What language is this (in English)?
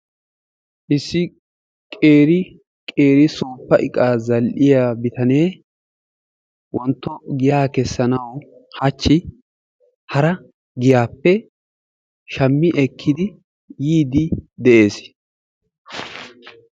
Wolaytta